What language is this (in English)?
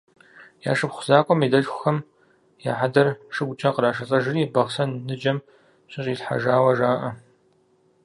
Kabardian